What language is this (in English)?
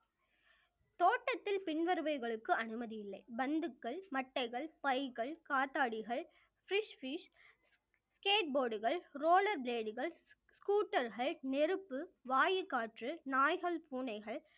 Tamil